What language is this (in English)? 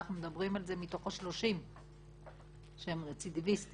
Hebrew